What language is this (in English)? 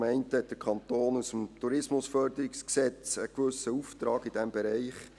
Swiss German